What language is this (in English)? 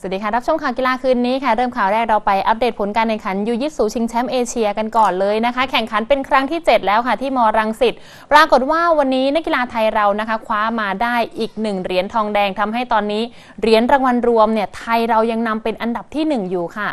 Thai